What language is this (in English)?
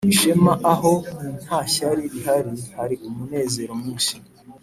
Kinyarwanda